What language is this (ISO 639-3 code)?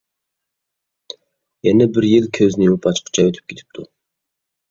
uig